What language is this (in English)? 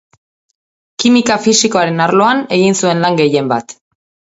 Basque